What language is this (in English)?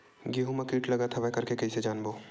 Chhattisgarhi